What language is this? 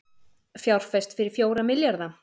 Icelandic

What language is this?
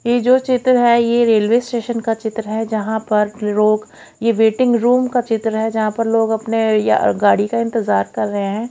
Hindi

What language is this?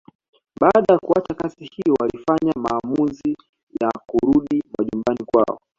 Swahili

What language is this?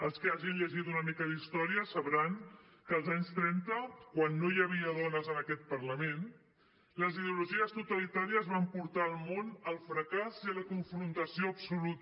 Catalan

